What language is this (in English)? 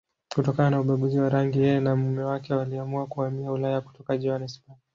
Swahili